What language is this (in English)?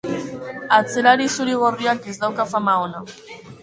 Basque